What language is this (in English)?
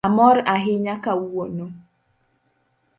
Luo (Kenya and Tanzania)